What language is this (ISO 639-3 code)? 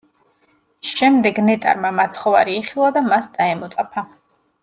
kat